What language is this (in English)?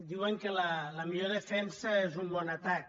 Catalan